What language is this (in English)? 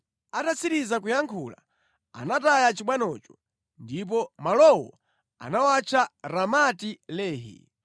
Nyanja